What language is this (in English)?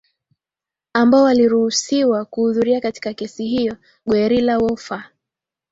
Swahili